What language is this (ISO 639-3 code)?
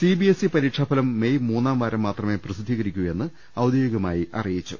mal